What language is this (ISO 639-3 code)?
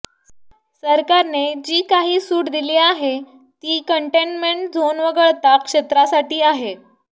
mar